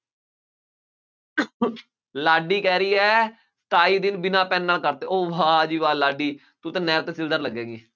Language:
Punjabi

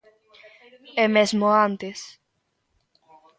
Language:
Galician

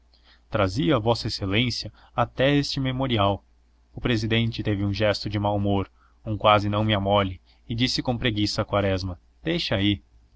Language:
Portuguese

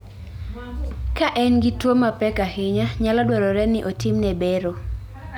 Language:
Luo (Kenya and Tanzania)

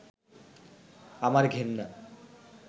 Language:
Bangla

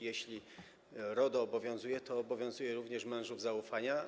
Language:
Polish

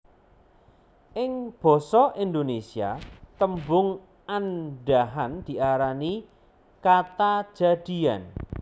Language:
Javanese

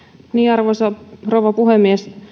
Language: Finnish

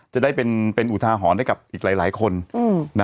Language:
Thai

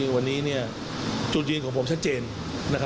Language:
Thai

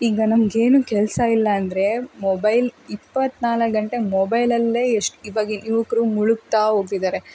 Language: Kannada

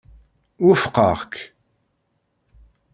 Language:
Kabyle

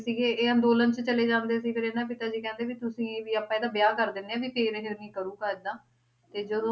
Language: Punjabi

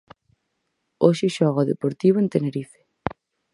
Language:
Galician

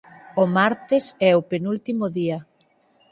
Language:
Galician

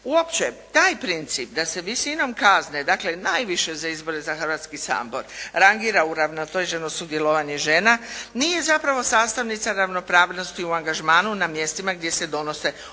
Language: Croatian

